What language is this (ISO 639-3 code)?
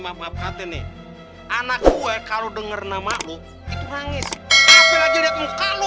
ind